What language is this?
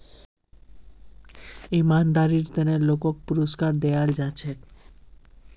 Magahi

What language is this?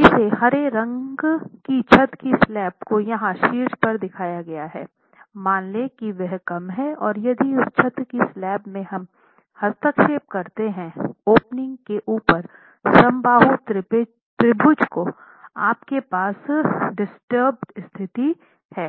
Hindi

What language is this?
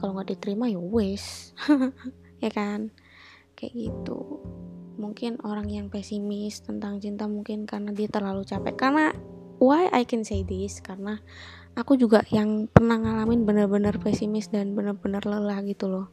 Indonesian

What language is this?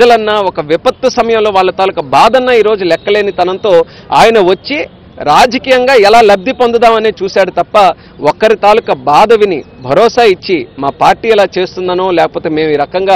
Telugu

